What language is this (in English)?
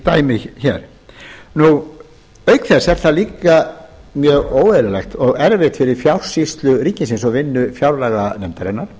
Icelandic